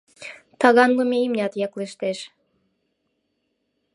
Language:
Mari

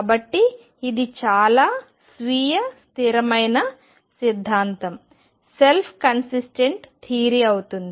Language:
Telugu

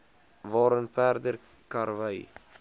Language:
Afrikaans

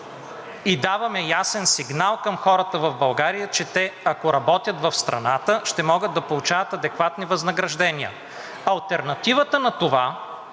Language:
Bulgarian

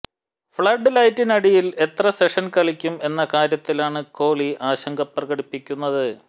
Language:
Malayalam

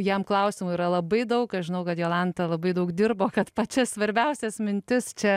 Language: Lithuanian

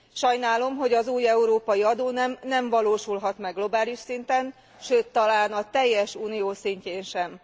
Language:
Hungarian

